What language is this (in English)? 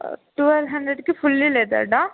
Telugu